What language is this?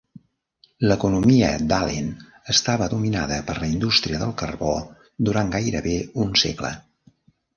Catalan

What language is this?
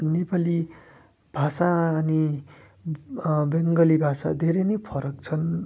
Nepali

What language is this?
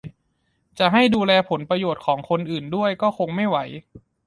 Thai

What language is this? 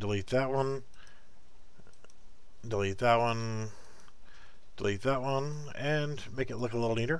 English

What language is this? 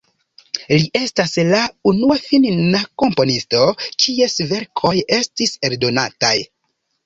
Esperanto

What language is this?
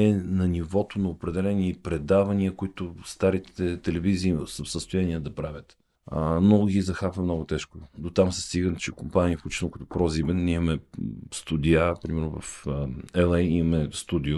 Bulgarian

